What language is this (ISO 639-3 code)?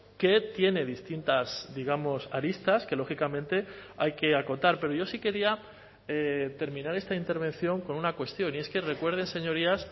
spa